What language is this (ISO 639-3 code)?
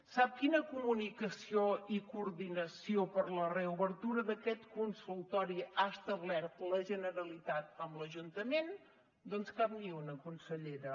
cat